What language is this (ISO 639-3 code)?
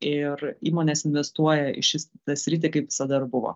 lit